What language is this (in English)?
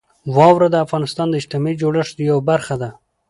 Pashto